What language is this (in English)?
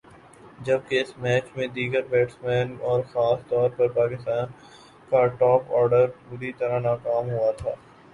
Urdu